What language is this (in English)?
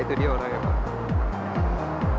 Indonesian